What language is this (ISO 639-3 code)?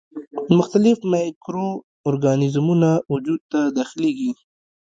pus